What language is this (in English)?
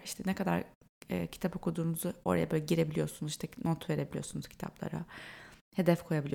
Turkish